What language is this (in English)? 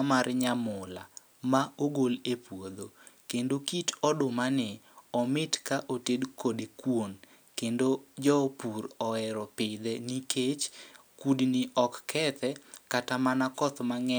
Luo (Kenya and Tanzania)